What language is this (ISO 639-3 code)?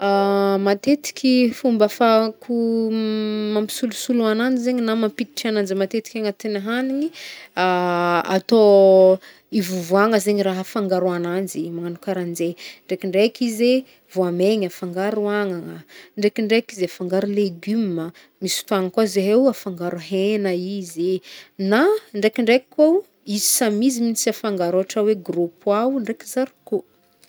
bmm